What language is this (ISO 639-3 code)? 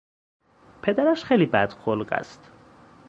fas